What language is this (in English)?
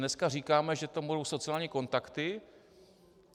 Czech